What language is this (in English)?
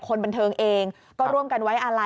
Thai